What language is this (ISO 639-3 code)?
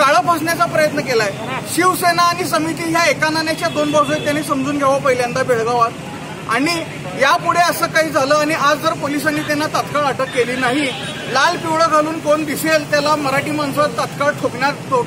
hin